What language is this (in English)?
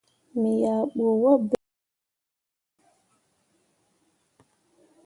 Mundang